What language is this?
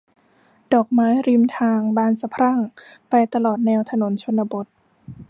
Thai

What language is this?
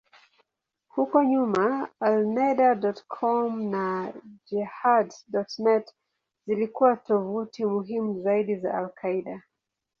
Swahili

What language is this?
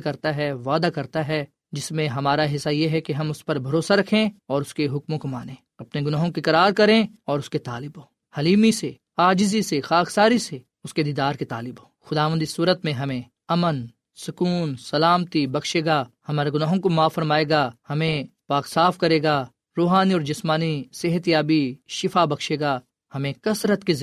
Urdu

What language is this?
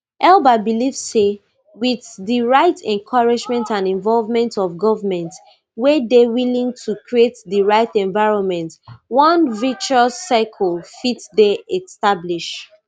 Nigerian Pidgin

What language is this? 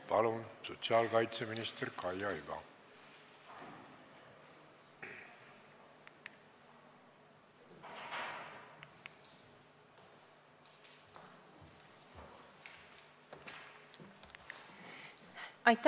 Estonian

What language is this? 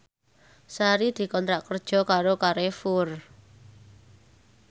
Javanese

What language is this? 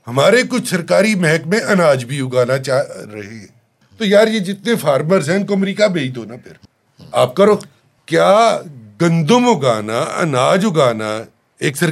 Urdu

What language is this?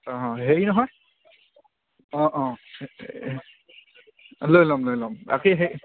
Assamese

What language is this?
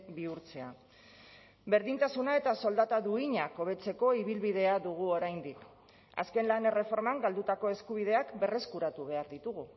Basque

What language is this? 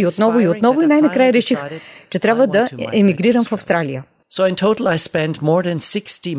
Bulgarian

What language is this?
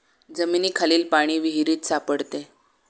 Marathi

